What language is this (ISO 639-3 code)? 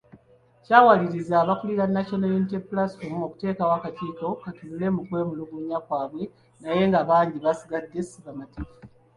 lug